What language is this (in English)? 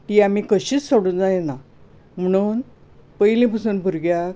Konkani